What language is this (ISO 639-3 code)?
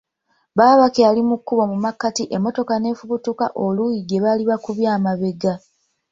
lug